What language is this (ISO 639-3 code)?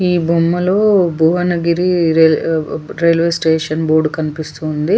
tel